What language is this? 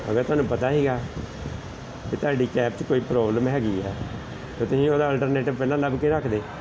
Punjabi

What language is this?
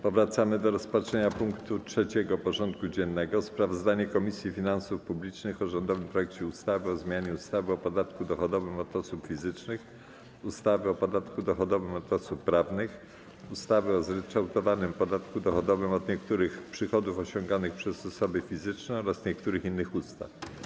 Polish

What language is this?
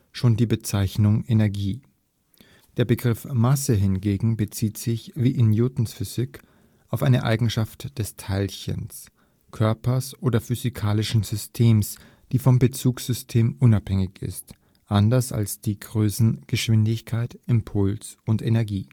German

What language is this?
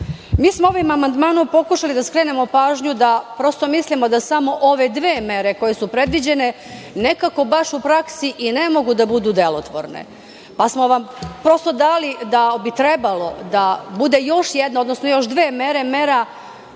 Serbian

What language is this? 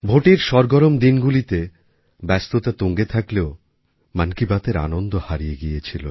Bangla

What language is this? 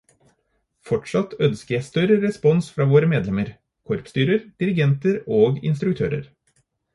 Norwegian Bokmål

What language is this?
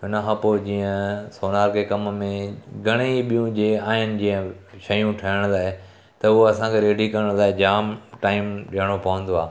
Sindhi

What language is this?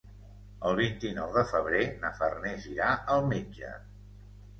Catalan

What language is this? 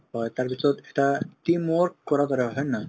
Assamese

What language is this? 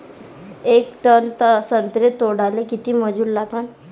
Marathi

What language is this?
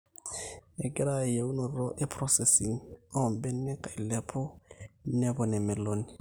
Masai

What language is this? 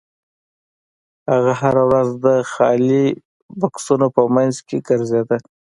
Pashto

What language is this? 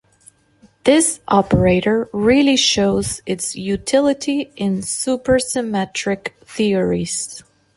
English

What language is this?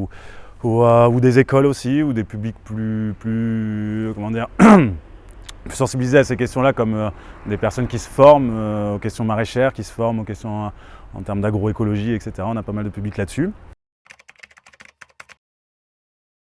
French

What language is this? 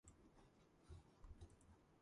Georgian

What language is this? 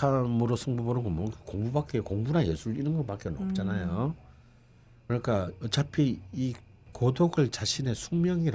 Korean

